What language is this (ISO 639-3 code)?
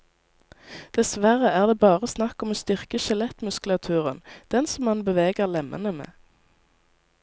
nor